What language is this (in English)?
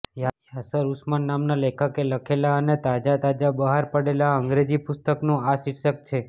Gujarati